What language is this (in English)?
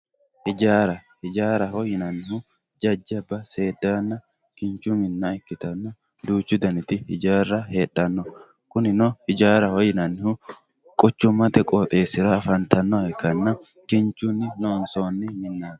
Sidamo